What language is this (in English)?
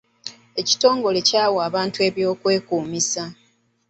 Ganda